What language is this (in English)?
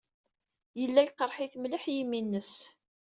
Kabyle